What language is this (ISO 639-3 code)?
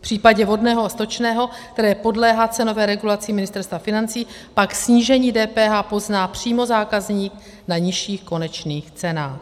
ces